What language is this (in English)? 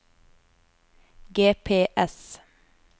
Norwegian